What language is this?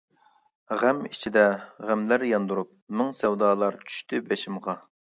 Uyghur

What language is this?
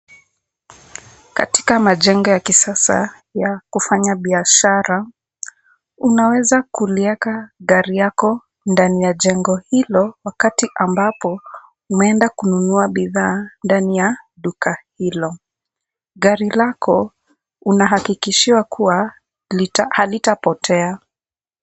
Swahili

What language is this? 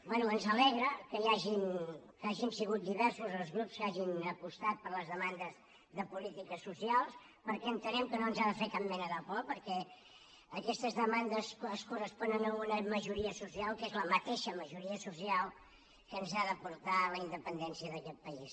Catalan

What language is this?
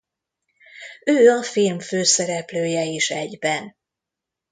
Hungarian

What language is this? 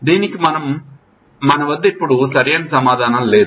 Telugu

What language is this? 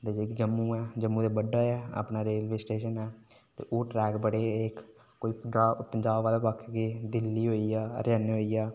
Dogri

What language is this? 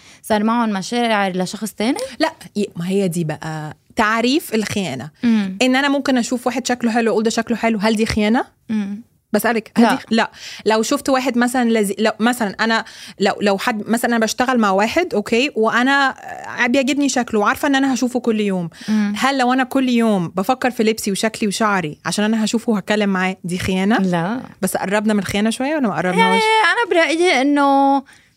Arabic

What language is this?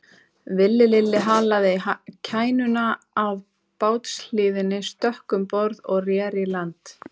Icelandic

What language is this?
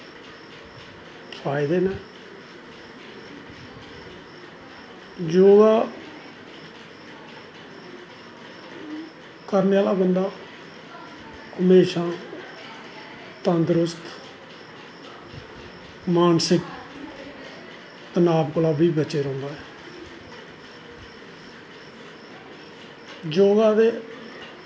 Dogri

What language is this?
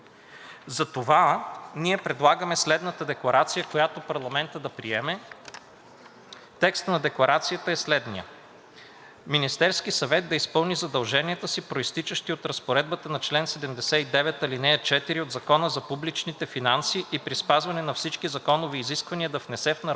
Bulgarian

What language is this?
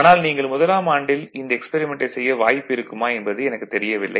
Tamil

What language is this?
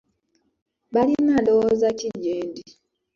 Ganda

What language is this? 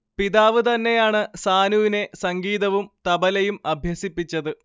Malayalam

